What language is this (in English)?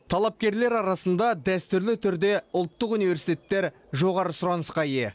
Kazakh